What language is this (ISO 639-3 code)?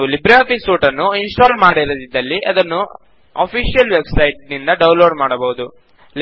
kan